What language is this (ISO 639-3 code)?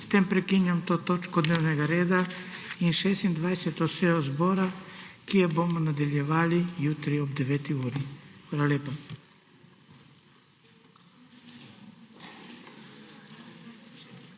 slv